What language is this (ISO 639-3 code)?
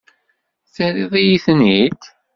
kab